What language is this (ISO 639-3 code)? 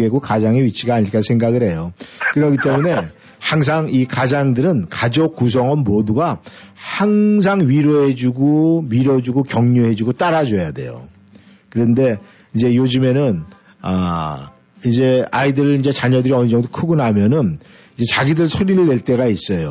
kor